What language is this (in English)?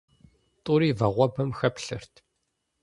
Kabardian